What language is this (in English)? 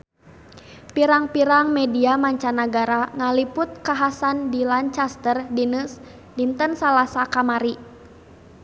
Sundanese